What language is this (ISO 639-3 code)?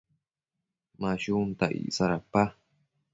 mcf